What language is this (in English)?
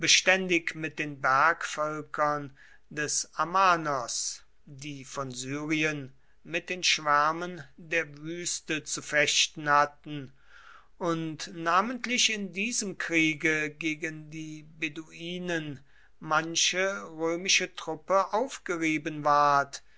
German